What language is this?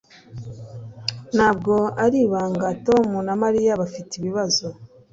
Kinyarwanda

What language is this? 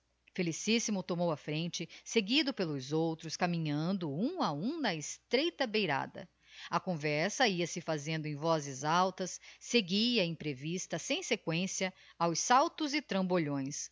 Portuguese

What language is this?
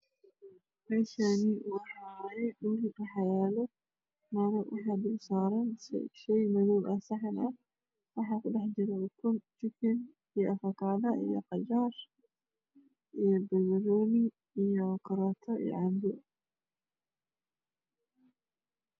Somali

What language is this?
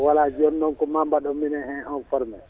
Fula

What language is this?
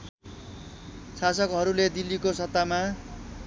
Nepali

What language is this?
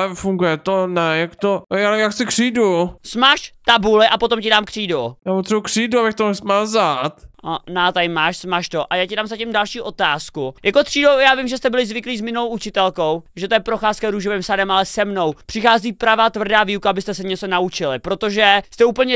Czech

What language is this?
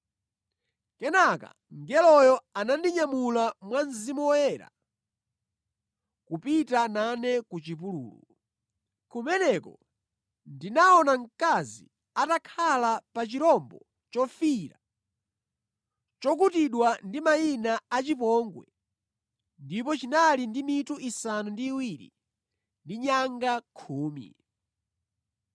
Nyanja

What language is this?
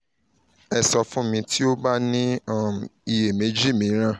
Yoruba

